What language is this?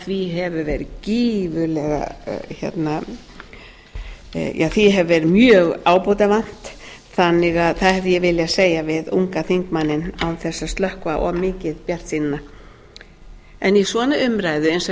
Icelandic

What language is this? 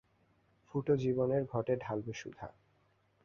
Bangla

